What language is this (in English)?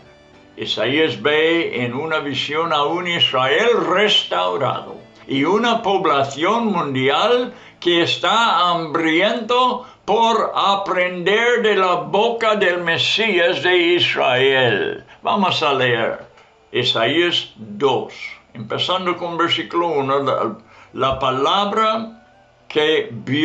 Spanish